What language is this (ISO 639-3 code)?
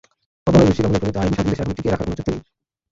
ben